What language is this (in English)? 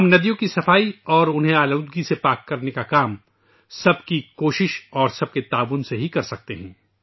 Urdu